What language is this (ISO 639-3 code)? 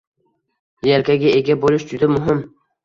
uzb